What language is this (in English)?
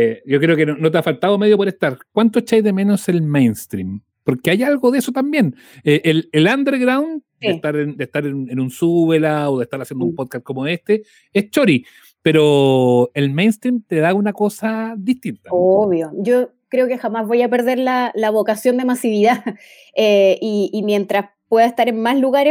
Spanish